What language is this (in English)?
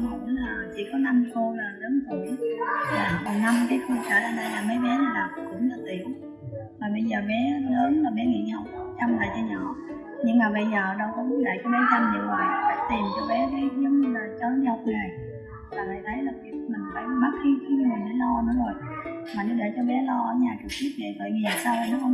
Vietnamese